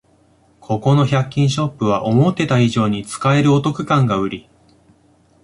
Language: Japanese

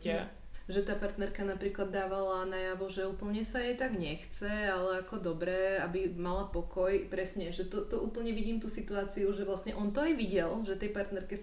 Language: Czech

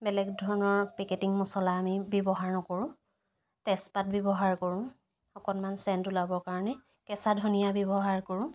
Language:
Assamese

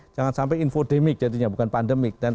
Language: Indonesian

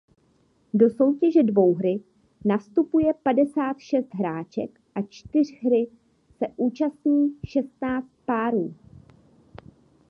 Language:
Czech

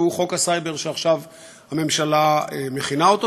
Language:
Hebrew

